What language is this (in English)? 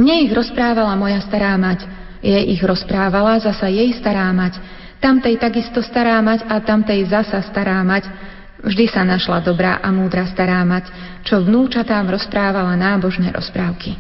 Slovak